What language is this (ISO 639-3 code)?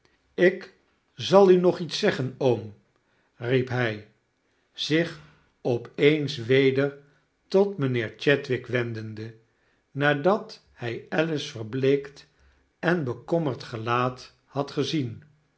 nld